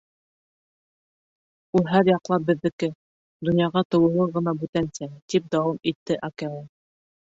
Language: Bashkir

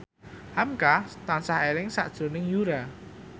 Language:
Javanese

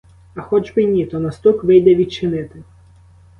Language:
Ukrainian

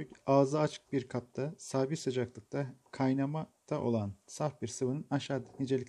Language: Turkish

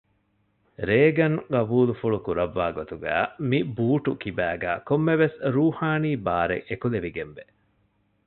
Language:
Divehi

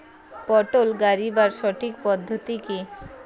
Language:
Bangla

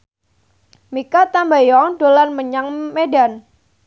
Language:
Javanese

